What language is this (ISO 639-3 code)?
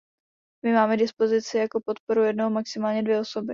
ces